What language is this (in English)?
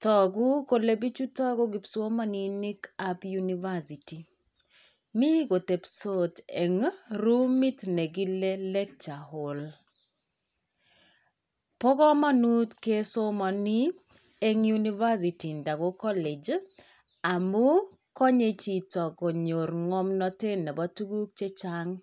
Kalenjin